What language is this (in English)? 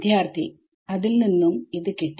Malayalam